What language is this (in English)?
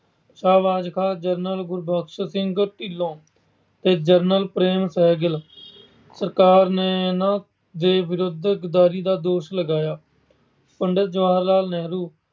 Punjabi